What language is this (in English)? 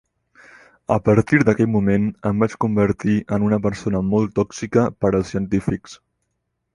Catalan